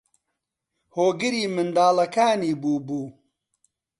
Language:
Central Kurdish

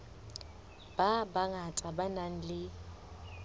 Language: Southern Sotho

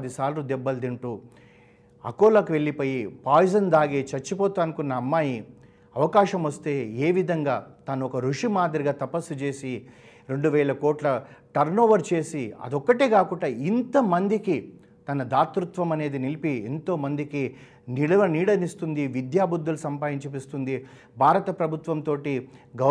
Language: Telugu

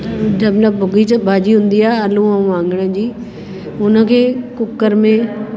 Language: Sindhi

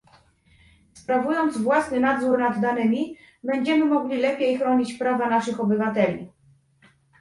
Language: Polish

